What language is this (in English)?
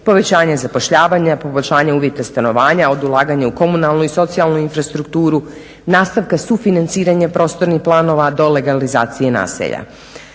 Croatian